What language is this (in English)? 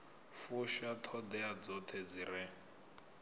Venda